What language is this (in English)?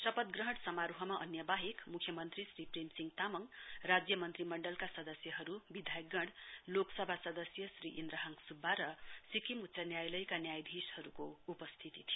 Nepali